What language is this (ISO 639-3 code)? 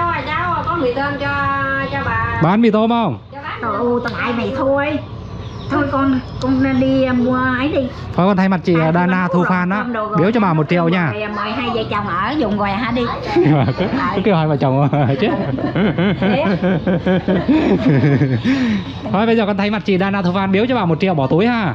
vie